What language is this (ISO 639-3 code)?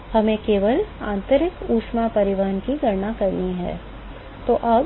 hin